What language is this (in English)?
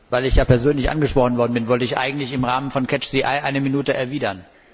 German